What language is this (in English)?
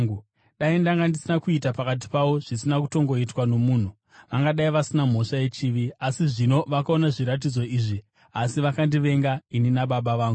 Shona